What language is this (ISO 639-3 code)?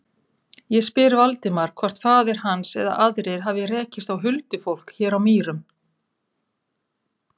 isl